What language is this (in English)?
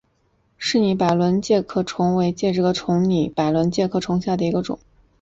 Chinese